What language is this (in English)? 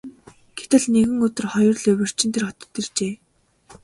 Mongolian